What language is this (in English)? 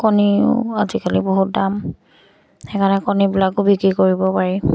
Assamese